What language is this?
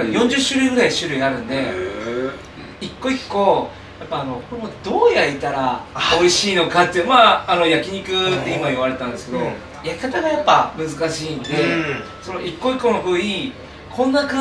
Japanese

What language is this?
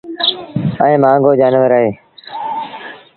Sindhi Bhil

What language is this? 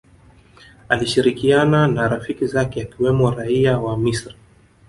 Swahili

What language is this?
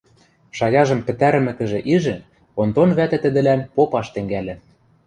Western Mari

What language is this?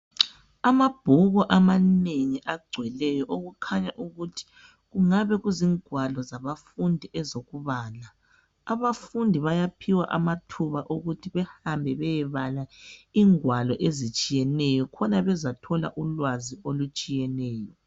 North Ndebele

